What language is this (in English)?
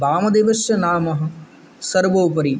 Sanskrit